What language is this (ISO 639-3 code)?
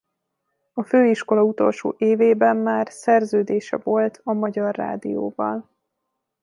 hun